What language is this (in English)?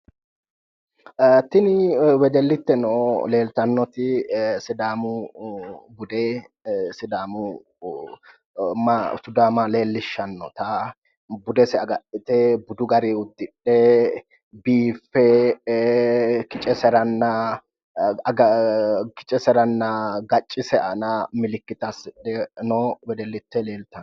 Sidamo